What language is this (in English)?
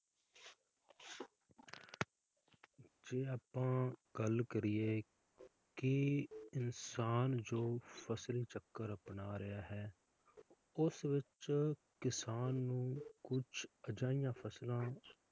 Punjabi